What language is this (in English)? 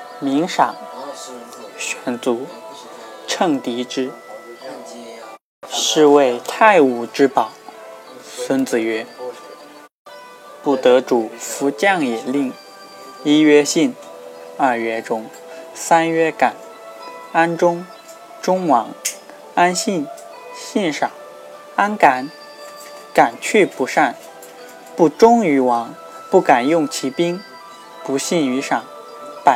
Chinese